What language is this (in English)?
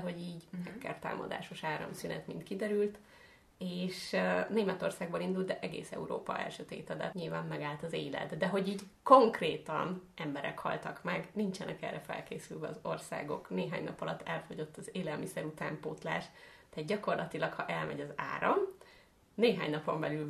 Hungarian